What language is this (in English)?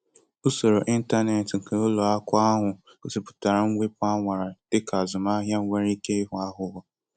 Igbo